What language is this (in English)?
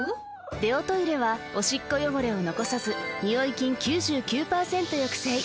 Japanese